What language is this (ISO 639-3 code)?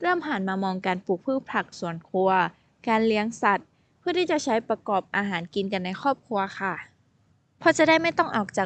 tha